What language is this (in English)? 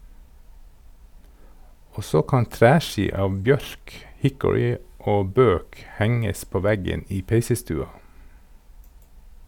Norwegian